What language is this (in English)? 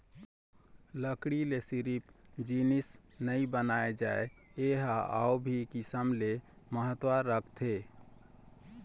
Chhattisgarhi